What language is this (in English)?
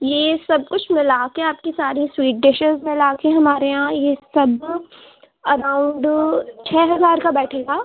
Urdu